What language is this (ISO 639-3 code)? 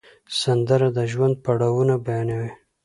pus